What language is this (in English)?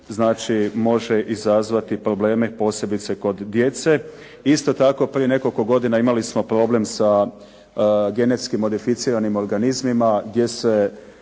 Croatian